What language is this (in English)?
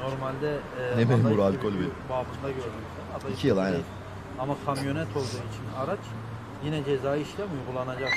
Turkish